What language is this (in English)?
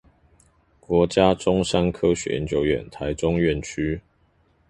Chinese